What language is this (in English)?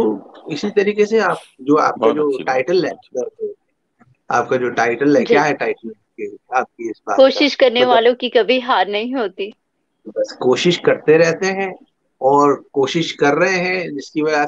Hindi